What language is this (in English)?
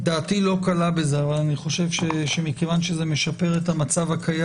Hebrew